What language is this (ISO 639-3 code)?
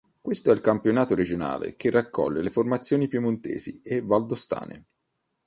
ita